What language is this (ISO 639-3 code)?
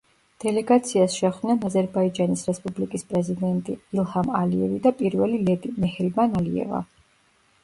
kat